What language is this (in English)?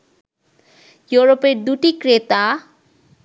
Bangla